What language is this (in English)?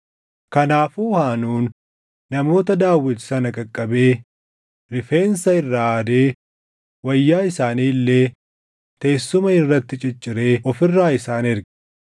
Oromo